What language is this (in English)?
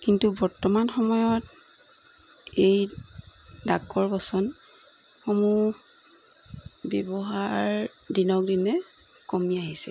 Assamese